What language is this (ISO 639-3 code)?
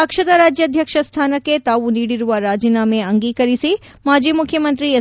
kan